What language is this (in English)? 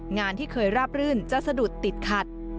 Thai